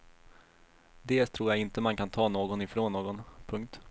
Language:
Swedish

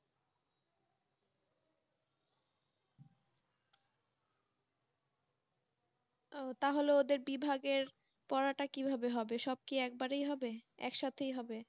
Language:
Bangla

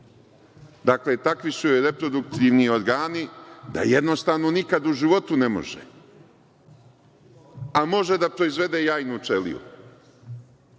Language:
Serbian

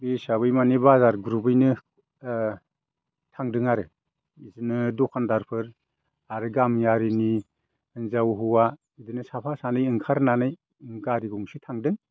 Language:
Bodo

